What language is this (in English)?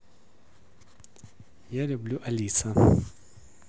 Russian